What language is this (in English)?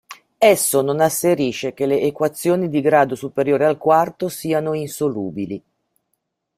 Italian